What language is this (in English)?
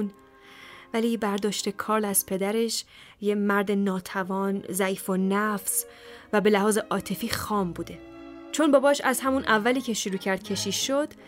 Persian